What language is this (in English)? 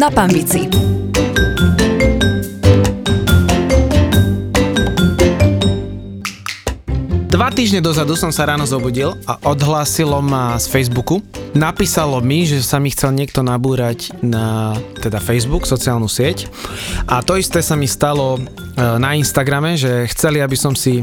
Slovak